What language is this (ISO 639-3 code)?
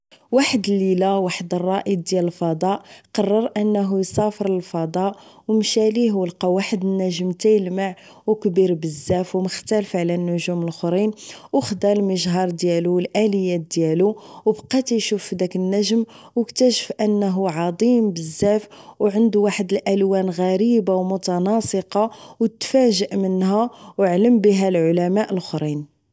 ary